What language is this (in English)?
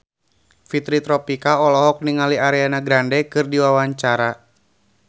Sundanese